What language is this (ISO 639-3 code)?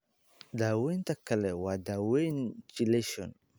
som